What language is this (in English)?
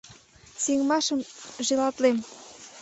Mari